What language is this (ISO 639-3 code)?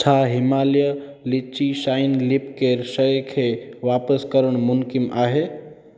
snd